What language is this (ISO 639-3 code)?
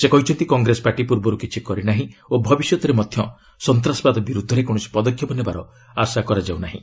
ori